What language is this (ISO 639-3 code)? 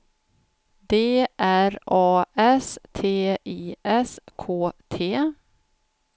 swe